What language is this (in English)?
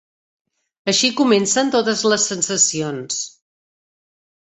Catalan